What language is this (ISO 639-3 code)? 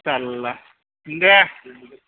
brx